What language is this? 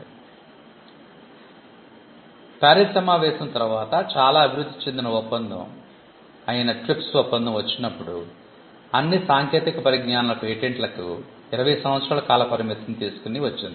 Telugu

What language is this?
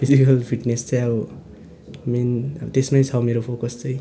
Nepali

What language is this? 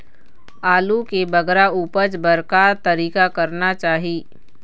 Chhattisgarhi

